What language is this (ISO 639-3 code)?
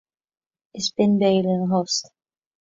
gle